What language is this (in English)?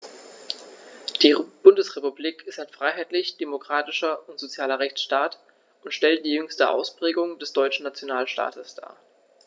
German